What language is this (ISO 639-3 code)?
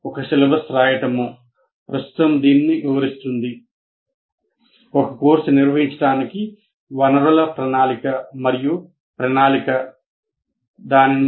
tel